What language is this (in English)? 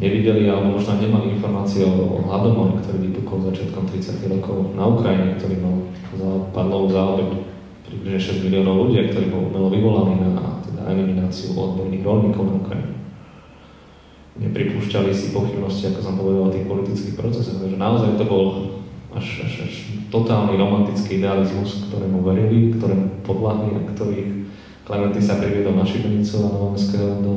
Slovak